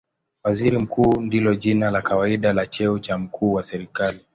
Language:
Swahili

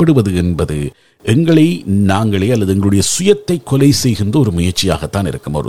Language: Tamil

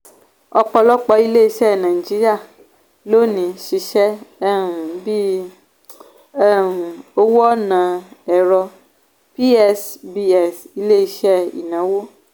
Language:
Yoruba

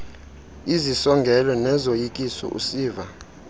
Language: Xhosa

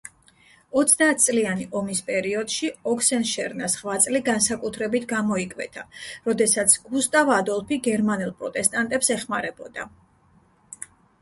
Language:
Georgian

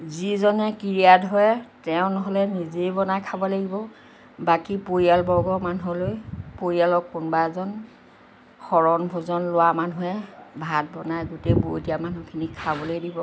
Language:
Assamese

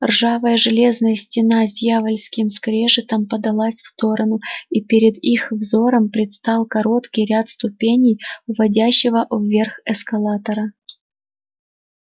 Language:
Russian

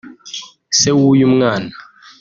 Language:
Kinyarwanda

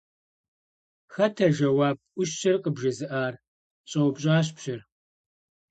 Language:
Kabardian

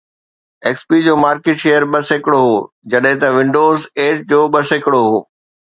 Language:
Sindhi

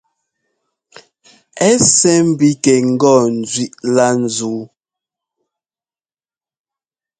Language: Ngomba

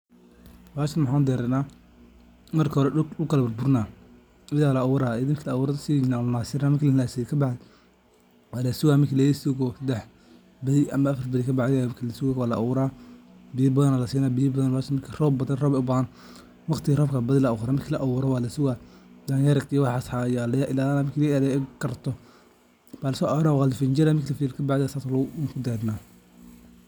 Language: Somali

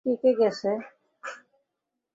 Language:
Bangla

